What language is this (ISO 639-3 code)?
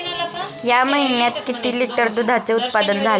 mar